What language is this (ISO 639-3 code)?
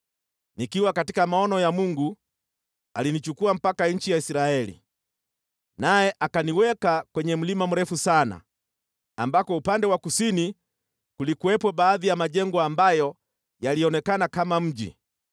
swa